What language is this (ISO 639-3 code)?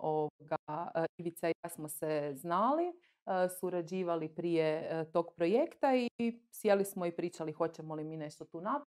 hrv